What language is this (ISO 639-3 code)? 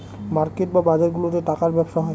ben